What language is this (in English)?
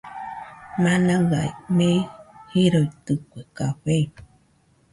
Nüpode Huitoto